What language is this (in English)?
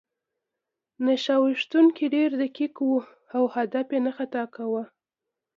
Pashto